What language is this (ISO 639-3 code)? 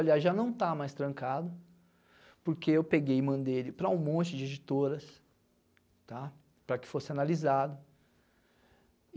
por